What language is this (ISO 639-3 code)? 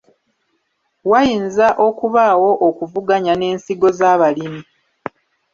lug